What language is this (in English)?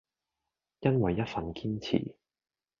Cantonese